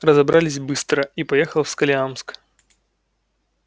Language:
Russian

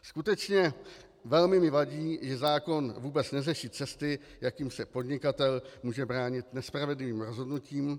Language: Czech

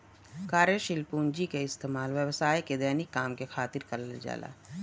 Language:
Bhojpuri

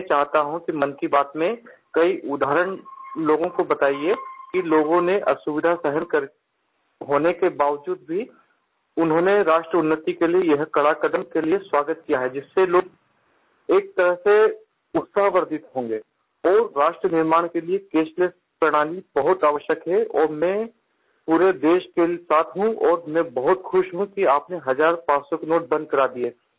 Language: Hindi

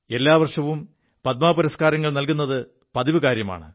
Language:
Malayalam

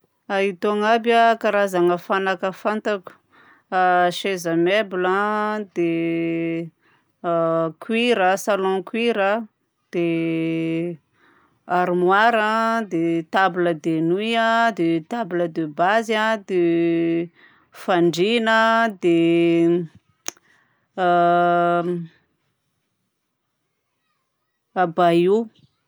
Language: Southern Betsimisaraka Malagasy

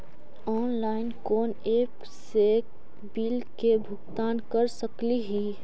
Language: Magahi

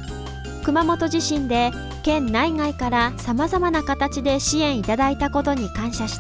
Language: Japanese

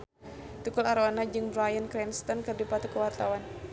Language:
Sundanese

